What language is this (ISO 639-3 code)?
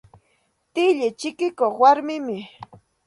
qxt